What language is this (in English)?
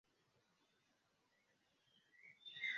Esperanto